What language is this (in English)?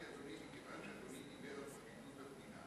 Hebrew